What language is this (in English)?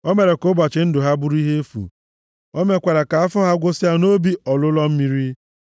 Igbo